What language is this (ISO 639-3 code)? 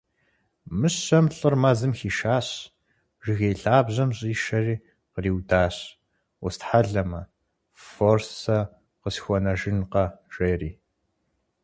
kbd